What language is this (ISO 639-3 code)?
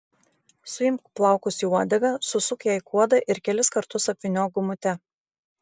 lit